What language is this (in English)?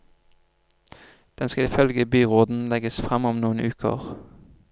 Norwegian